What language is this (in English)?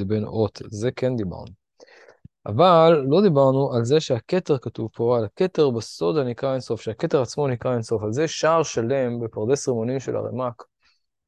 Hebrew